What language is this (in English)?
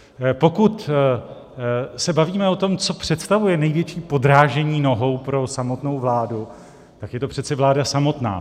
Czech